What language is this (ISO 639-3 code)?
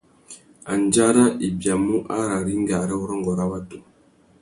bag